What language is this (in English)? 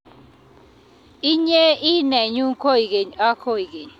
Kalenjin